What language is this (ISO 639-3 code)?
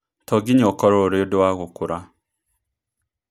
kik